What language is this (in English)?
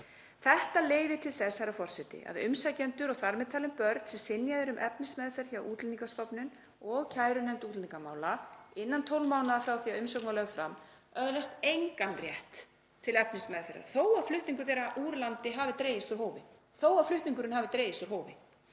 Icelandic